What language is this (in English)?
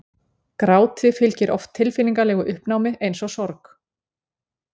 Icelandic